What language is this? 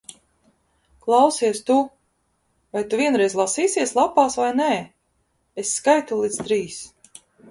Latvian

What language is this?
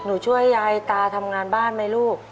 Thai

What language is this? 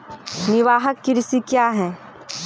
Maithili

